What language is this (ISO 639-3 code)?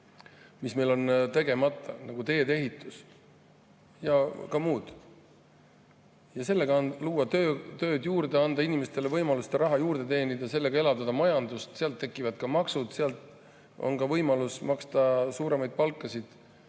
est